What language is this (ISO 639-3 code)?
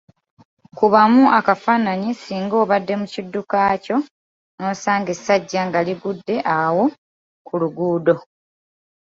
lug